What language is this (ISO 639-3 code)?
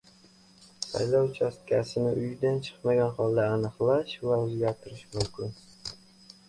uzb